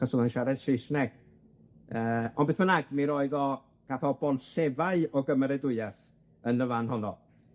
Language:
Welsh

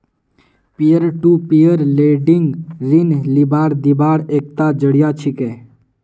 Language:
Magahi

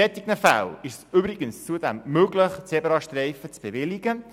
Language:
Swiss German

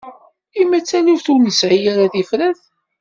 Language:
Kabyle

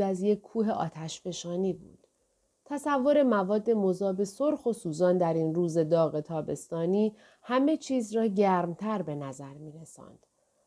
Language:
Persian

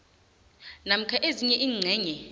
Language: South Ndebele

